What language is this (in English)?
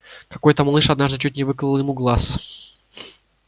Russian